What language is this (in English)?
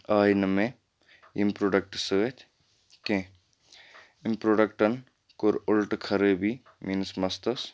Kashmiri